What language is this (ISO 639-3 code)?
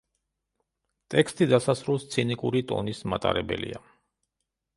kat